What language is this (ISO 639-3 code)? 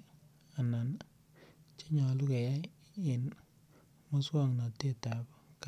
kln